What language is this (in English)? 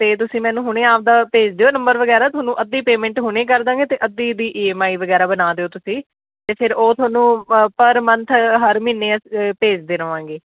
Punjabi